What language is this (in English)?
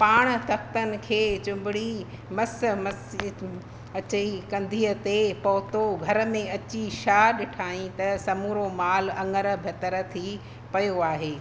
Sindhi